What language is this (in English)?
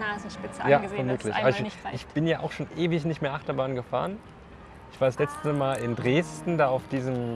German